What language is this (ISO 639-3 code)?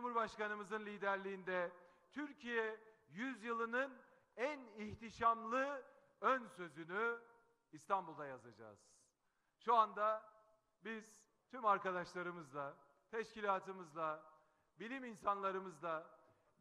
tur